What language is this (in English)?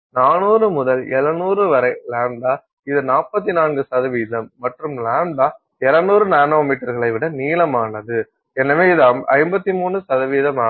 Tamil